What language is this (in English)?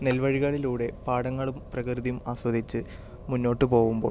Malayalam